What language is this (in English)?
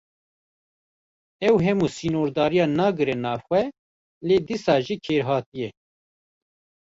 Kurdish